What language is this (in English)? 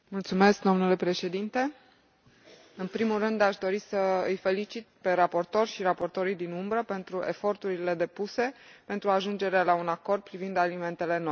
Romanian